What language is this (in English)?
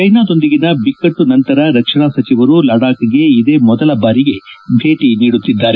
Kannada